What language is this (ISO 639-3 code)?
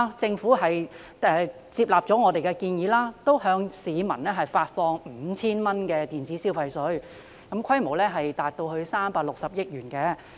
yue